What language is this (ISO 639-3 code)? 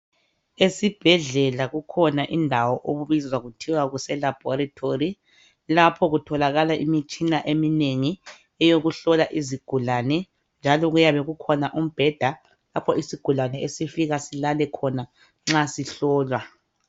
nde